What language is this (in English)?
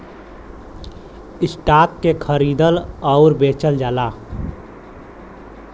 Bhojpuri